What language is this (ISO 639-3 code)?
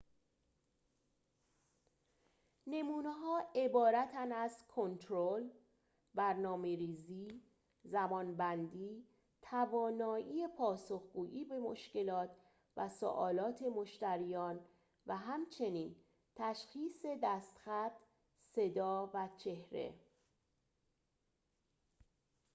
fas